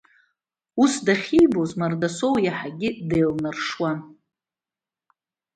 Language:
Abkhazian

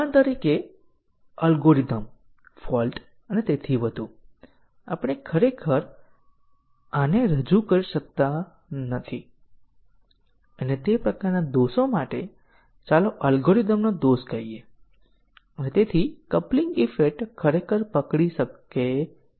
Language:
Gujarati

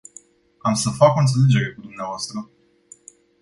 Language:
Romanian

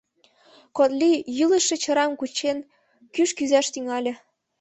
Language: Mari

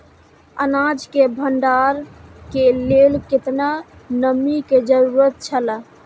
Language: Maithili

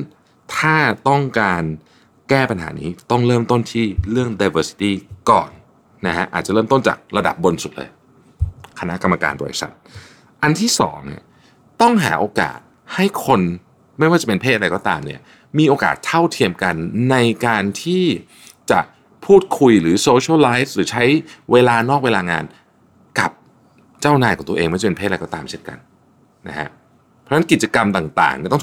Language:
Thai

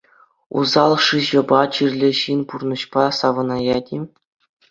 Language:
Chuvash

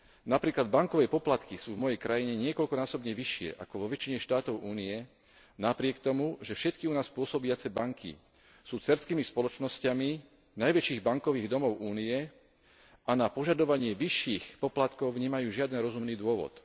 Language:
Slovak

